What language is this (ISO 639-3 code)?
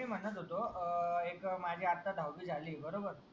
mar